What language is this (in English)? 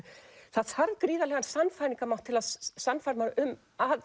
Icelandic